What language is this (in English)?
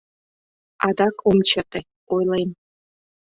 Mari